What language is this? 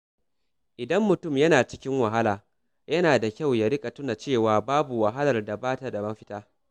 Hausa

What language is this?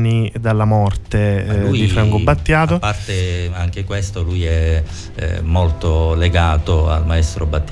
Italian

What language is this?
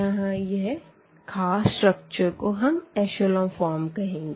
Hindi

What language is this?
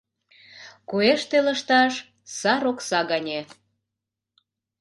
Mari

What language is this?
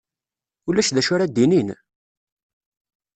Kabyle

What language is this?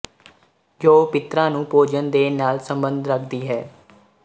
Punjabi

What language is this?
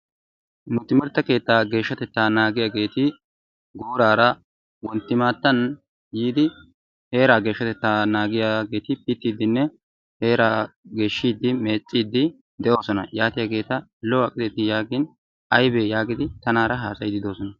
Wolaytta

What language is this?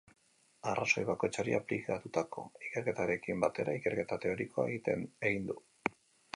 Basque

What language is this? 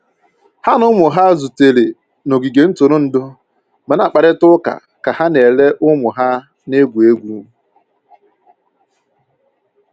Igbo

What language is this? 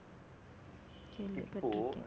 Tamil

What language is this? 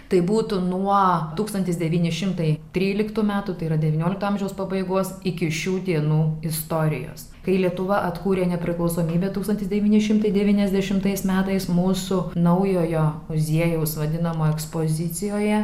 Lithuanian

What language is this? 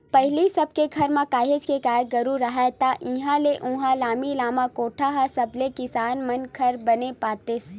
Chhattisgarhi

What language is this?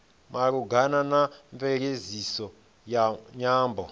Venda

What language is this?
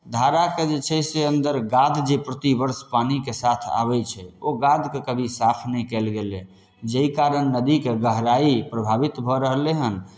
Maithili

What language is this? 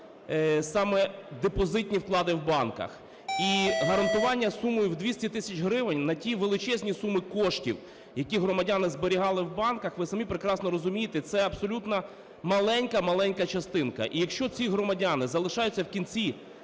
Ukrainian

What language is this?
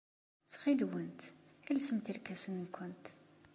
Kabyle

